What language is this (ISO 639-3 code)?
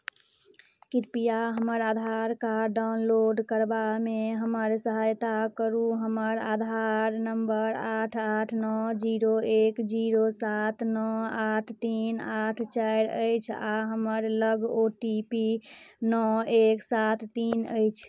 mai